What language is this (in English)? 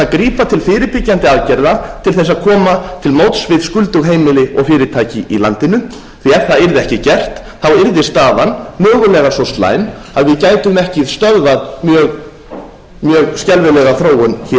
Icelandic